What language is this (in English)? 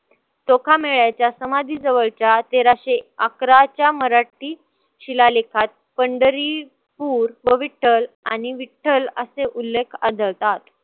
Marathi